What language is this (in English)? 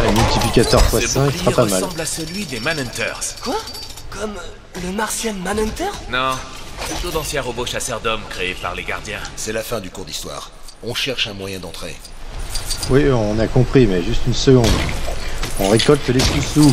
French